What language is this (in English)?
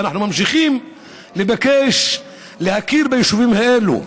Hebrew